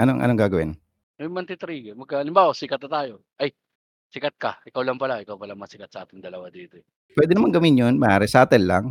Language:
Filipino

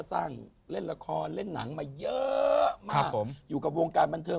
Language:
Thai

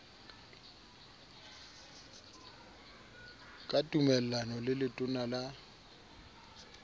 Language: Southern Sotho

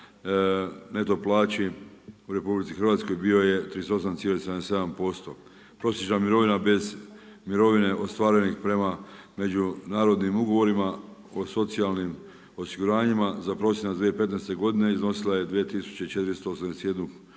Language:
Croatian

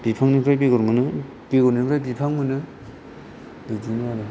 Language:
Bodo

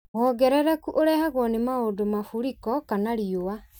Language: Kikuyu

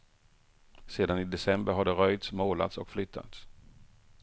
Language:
Swedish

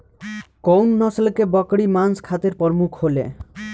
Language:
Bhojpuri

